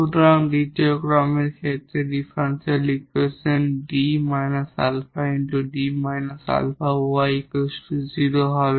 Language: Bangla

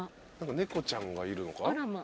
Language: Japanese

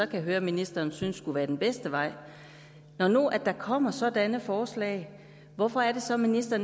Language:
Danish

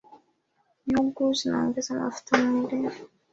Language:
Swahili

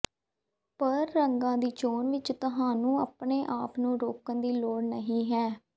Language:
Punjabi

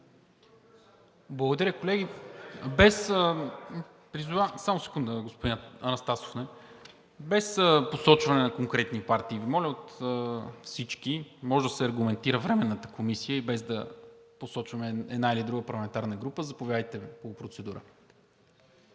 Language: Bulgarian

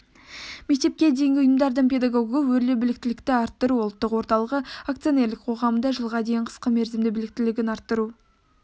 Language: Kazakh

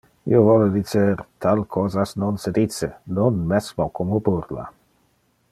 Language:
Interlingua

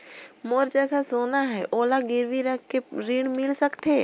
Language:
Chhattisgarhi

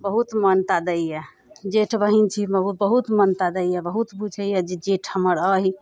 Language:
Maithili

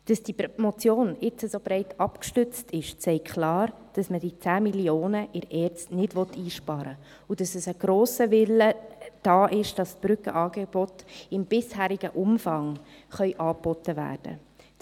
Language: Swiss German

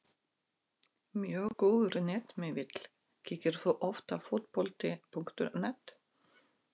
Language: Icelandic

